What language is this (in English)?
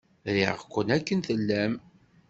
Kabyle